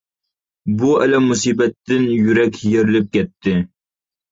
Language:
Uyghur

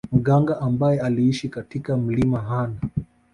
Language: Swahili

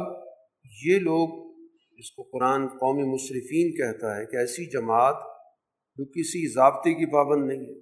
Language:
Urdu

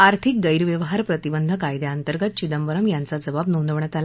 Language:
Marathi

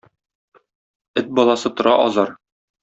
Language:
Tatar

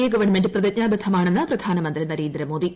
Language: Malayalam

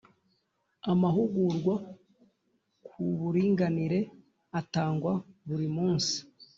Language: Kinyarwanda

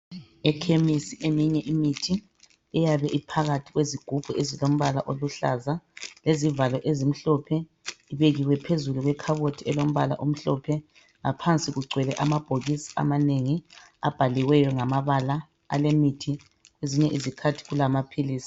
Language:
North Ndebele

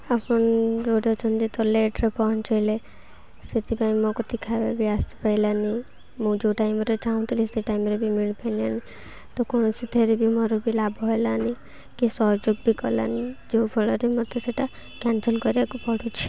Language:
Odia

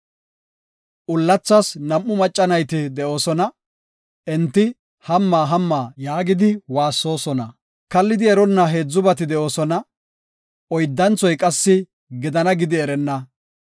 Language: Gofa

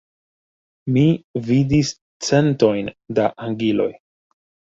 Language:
Esperanto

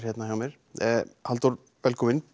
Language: Icelandic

